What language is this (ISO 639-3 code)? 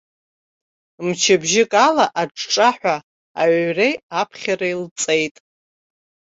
abk